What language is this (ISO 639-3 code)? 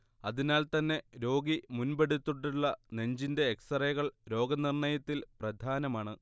mal